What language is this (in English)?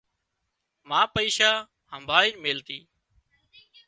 Wadiyara Koli